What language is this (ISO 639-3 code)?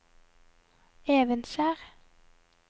nor